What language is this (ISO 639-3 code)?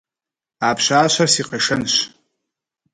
kbd